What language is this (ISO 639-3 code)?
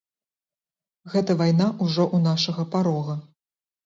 bel